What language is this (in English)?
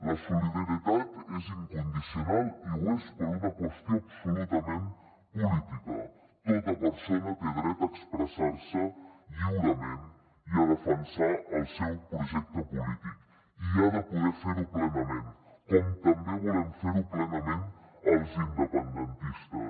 Catalan